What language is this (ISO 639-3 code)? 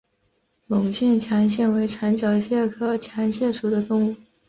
zho